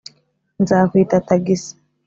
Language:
Kinyarwanda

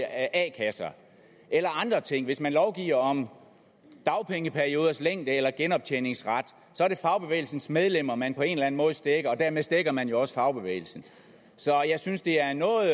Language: Danish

